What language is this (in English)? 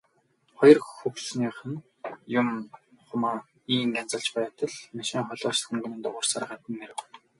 Mongolian